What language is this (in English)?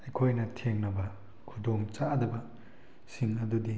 Manipuri